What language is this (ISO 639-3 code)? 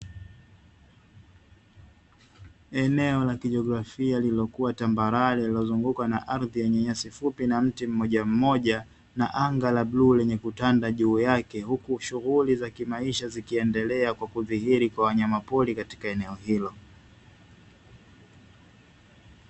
swa